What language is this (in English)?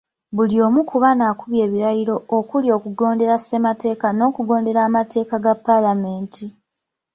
Ganda